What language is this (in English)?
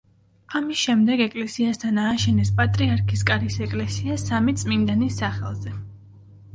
Georgian